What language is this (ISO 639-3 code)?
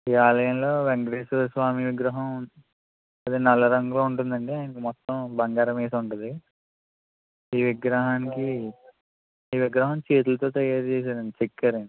tel